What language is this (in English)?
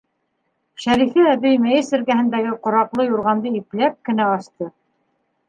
Bashkir